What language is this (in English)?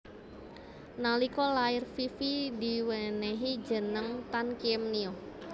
Javanese